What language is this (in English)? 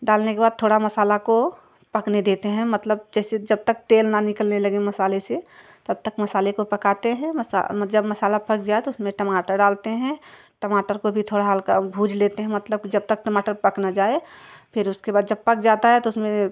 Hindi